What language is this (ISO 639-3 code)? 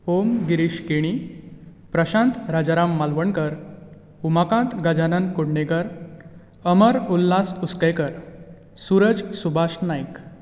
kok